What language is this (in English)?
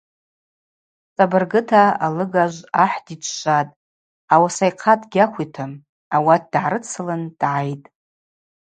Abaza